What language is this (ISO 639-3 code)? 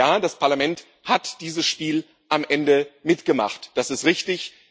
deu